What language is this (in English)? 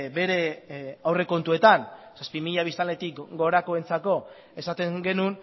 Basque